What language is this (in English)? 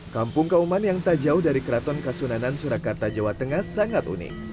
Indonesian